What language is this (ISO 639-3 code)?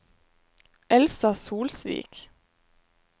nor